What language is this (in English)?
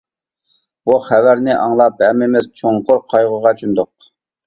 Uyghur